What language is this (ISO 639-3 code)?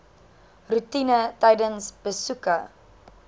afr